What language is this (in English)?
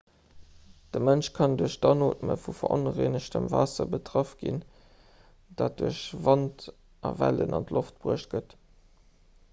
Luxembourgish